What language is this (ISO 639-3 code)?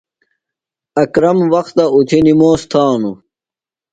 phl